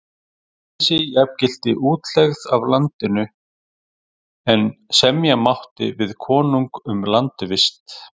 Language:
Icelandic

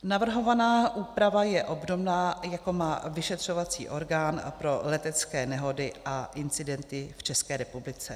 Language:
Czech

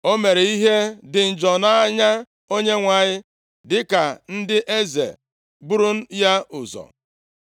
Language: Igbo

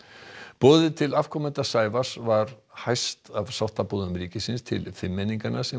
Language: Icelandic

